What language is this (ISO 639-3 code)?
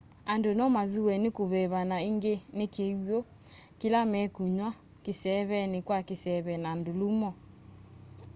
kam